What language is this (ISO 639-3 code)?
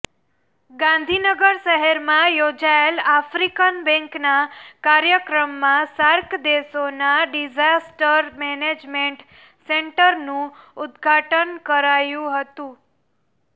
guj